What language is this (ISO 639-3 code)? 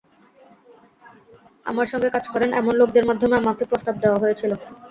ben